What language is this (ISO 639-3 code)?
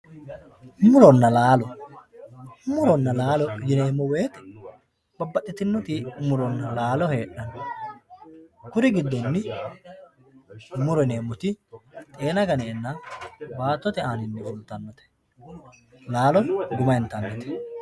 sid